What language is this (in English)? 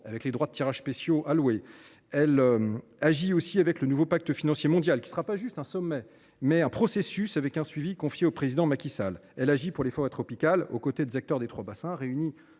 French